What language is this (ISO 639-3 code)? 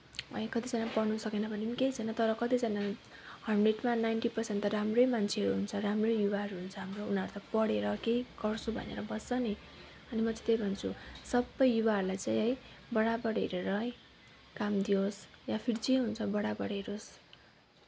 nep